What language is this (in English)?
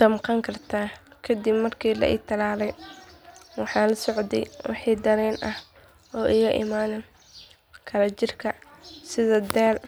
Somali